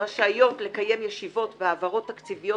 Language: Hebrew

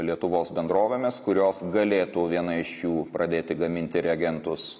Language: Lithuanian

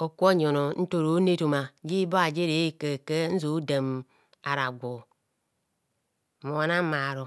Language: Kohumono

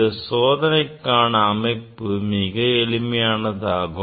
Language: Tamil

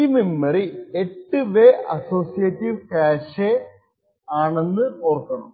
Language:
Malayalam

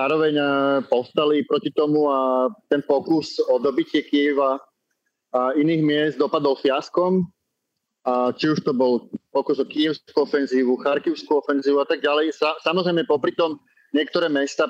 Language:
Slovak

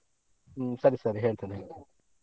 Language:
Kannada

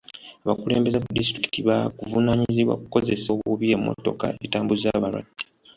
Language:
Ganda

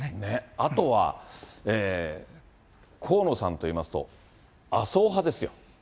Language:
Japanese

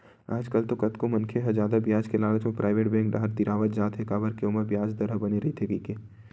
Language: Chhattisgarhi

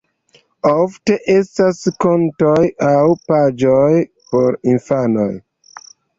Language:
Esperanto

